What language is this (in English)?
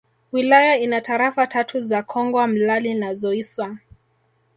Swahili